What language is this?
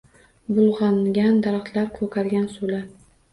Uzbek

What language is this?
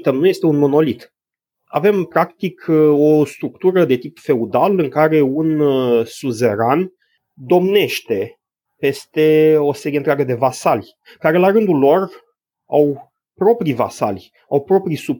Romanian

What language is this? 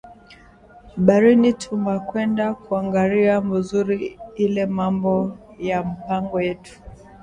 Swahili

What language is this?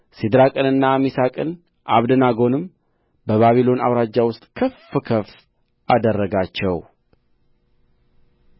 Amharic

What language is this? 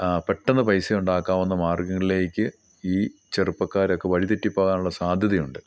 Malayalam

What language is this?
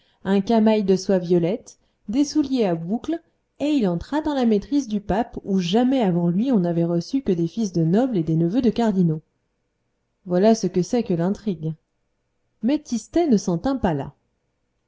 French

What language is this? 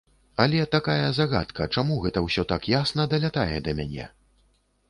Belarusian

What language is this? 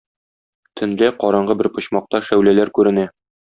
Tatar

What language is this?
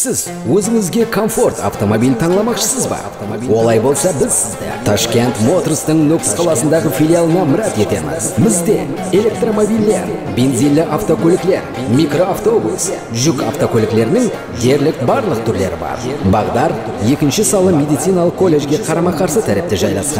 Turkish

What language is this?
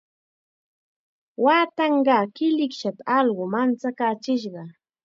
Chiquián Ancash Quechua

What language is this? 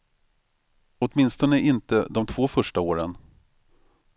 Swedish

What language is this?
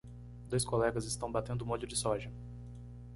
Portuguese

